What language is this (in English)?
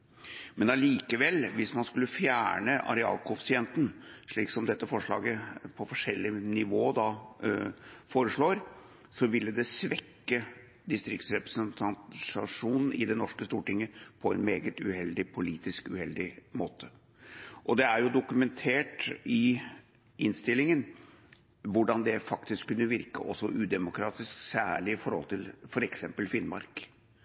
Norwegian Bokmål